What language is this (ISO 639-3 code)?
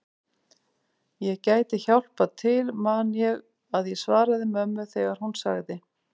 isl